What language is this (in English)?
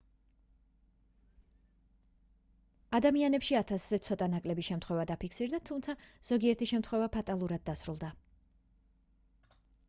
Georgian